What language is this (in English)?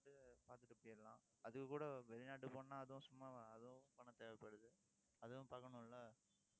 Tamil